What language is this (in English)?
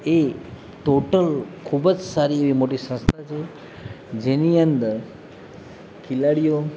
Gujarati